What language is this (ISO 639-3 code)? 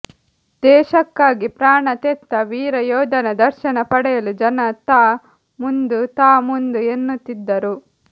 kan